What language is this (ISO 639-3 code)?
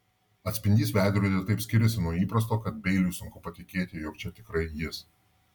lit